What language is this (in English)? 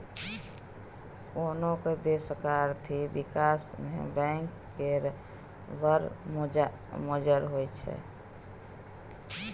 Maithili